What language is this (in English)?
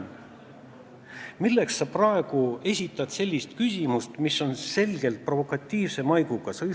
Estonian